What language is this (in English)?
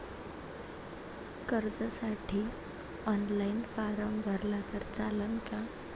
Marathi